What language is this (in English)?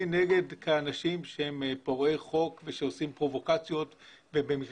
Hebrew